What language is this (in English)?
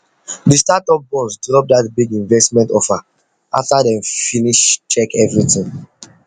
Nigerian Pidgin